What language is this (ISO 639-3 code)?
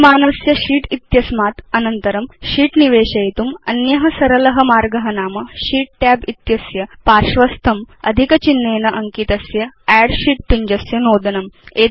san